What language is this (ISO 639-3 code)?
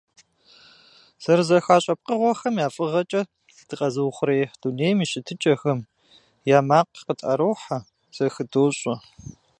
kbd